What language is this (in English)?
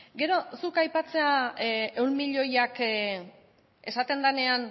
Basque